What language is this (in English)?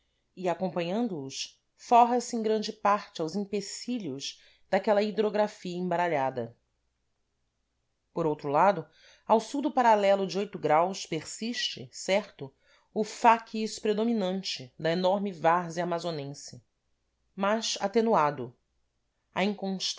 Portuguese